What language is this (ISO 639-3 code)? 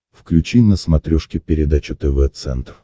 rus